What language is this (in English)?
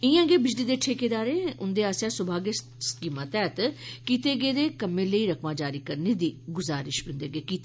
Dogri